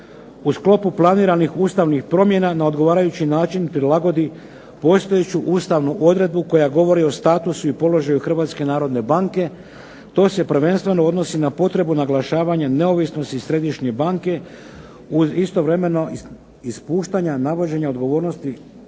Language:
Croatian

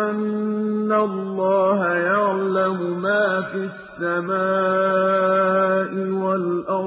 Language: Arabic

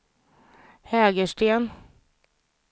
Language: Swedish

